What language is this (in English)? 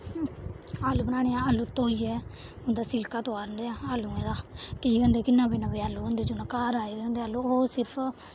Dogri